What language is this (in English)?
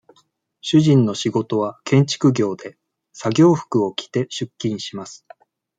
Japanese